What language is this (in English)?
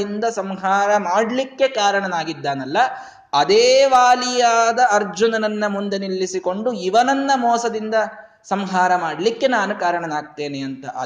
Kannada